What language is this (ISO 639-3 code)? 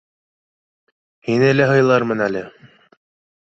bak